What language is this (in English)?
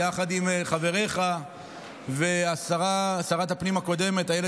Hebrew